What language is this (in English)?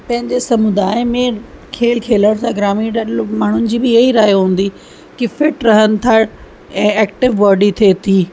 Sindhi